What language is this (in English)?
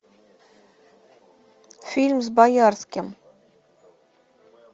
Russian